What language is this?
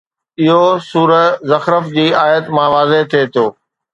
Sindhi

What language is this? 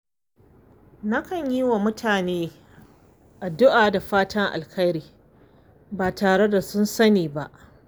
Hausa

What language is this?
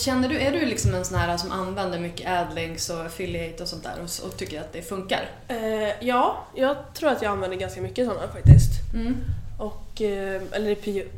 Swedish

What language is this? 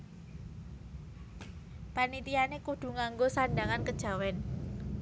Javanese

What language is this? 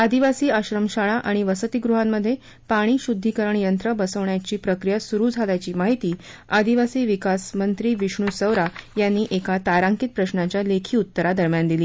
Marathi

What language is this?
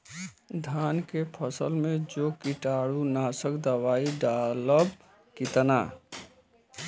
Bhojpuri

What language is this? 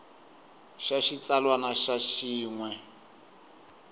Tsonga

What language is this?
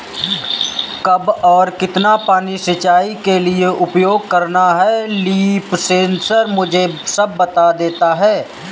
Hindi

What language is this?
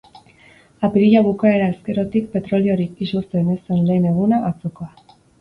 Basque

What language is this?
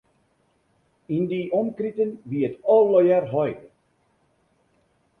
Western Frisian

